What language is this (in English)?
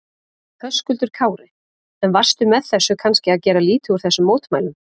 Icelandic